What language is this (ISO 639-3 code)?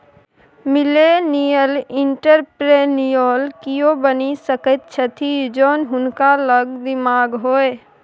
mai